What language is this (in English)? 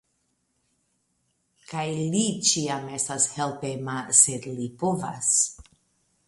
Esperanto